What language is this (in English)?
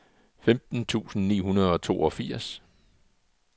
Danish